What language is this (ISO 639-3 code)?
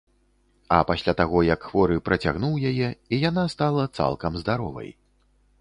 bel